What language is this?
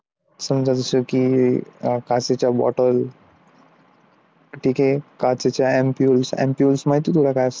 Marathi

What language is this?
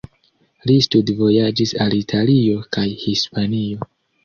Esperanto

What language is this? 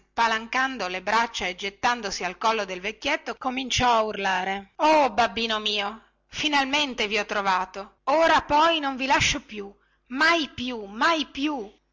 Italian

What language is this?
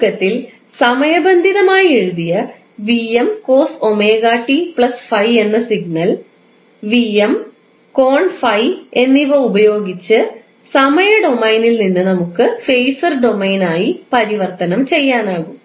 Malayalam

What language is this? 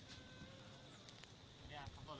Thai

